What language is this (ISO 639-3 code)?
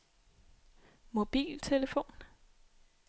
dan